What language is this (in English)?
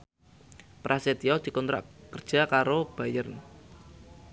Javanese